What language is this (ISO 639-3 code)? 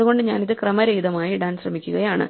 mal